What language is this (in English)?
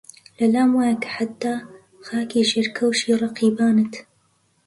Central Kurdish